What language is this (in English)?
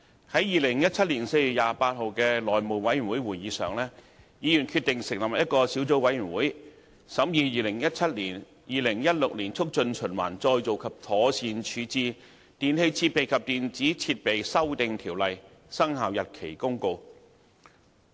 Cantonese